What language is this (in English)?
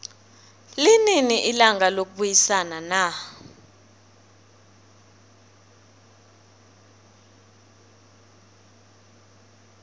South Ndebele